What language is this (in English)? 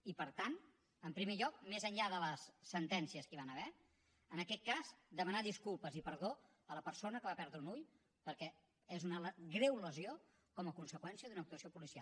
Catalan